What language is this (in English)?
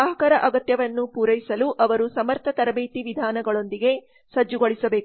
Kannada